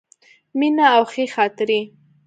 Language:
Pashto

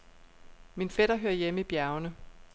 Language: Danish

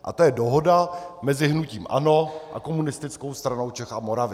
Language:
Czech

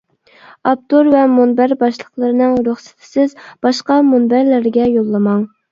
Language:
Uyghur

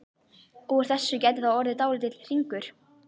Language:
Icelandic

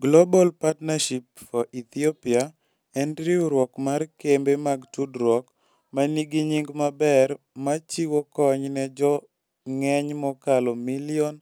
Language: Luo (Kenya and Tanzania)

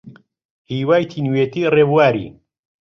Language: Central Kurdish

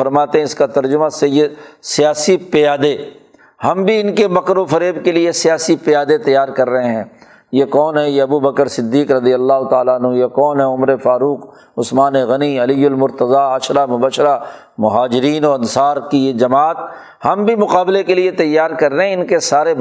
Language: Urdu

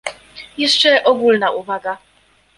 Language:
Polish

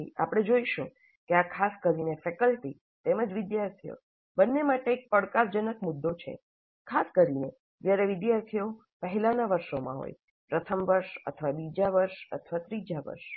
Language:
Gujarati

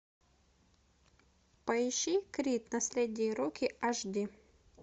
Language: Russian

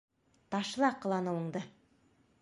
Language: Bashkir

